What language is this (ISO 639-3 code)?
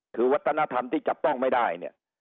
tha